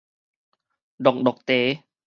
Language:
Min Nan Chinese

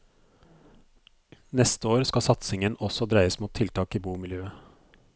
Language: Norwegian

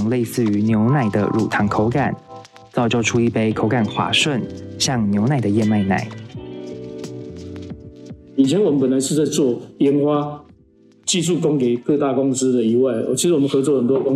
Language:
Chinese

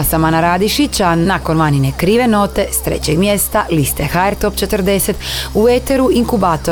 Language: Croatian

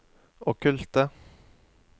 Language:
Norwegian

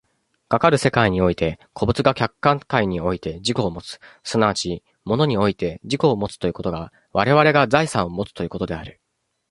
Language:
Japanese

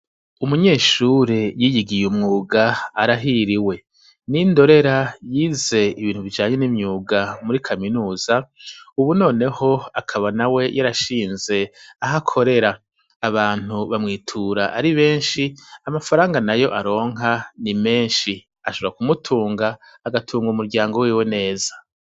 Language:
Rundi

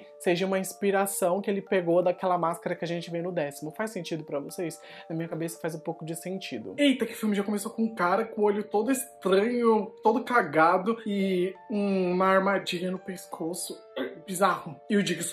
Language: Portuguese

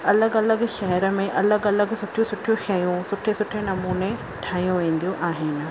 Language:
Sindhi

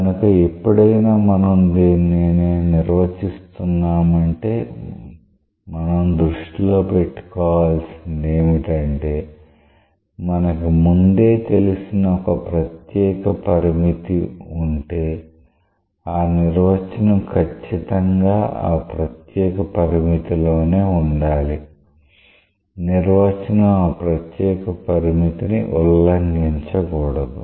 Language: Telugu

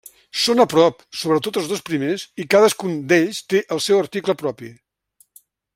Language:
Catalan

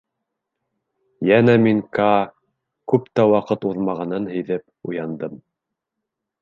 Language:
Bashkir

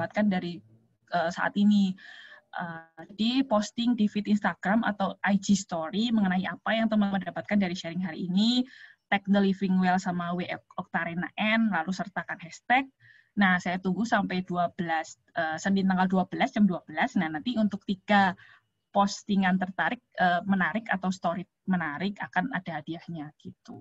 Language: Indonesian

